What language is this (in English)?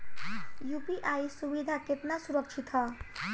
Bhojpuri